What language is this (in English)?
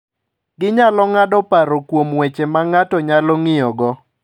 Luo (Kenya and Tanzania)